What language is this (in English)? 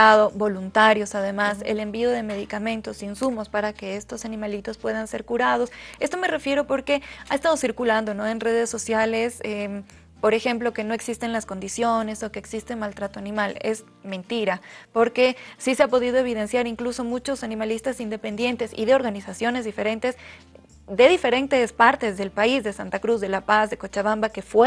Spanish